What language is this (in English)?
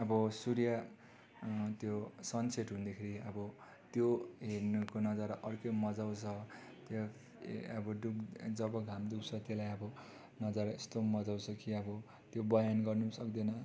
Nepali